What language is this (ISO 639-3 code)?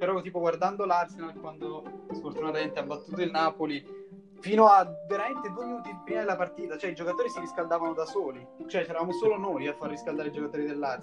ita